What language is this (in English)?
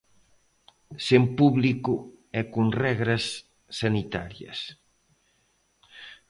Galician